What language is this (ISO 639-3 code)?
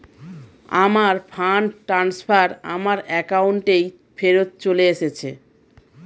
ben